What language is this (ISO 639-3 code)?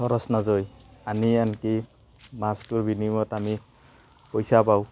asm